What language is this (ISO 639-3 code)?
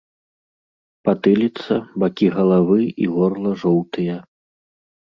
bel